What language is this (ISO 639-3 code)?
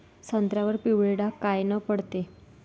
mar